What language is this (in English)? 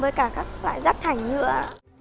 Vietnamese